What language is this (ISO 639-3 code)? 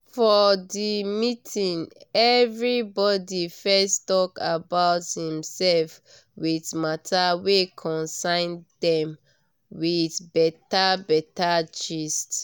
pcm